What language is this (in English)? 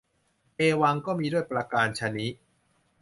Thai